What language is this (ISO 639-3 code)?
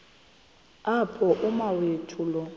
xho